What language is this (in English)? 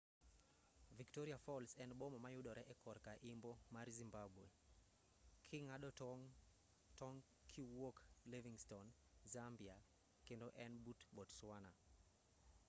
Luo (Kenya and Tanzania)